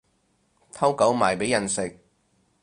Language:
Cantonese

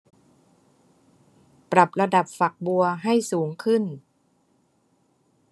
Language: Thai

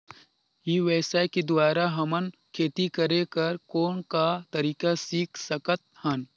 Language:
Chhattisgarhi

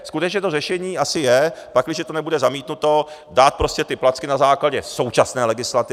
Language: Czech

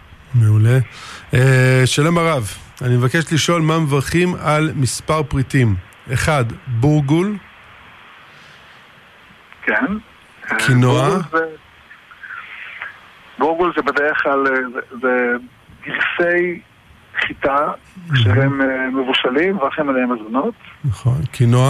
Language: Hebrew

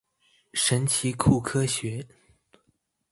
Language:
Chinese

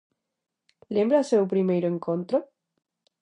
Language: Galician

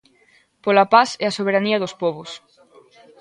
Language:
Galician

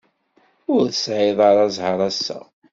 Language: Kabyle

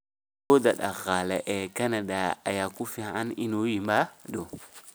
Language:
Somali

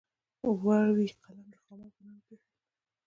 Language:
Pashto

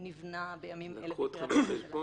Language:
Hebrew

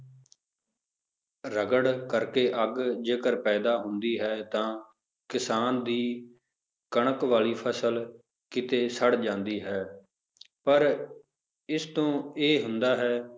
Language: Punjabi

